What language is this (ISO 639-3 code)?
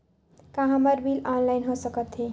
hne